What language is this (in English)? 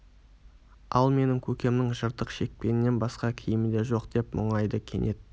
Kazakh